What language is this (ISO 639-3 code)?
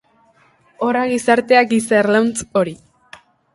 eus